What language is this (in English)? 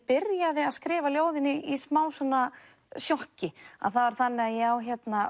Icelandic